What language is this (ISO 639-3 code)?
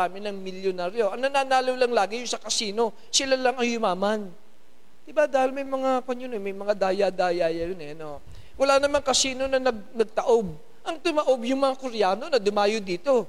fil